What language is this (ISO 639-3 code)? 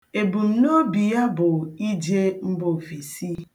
ibo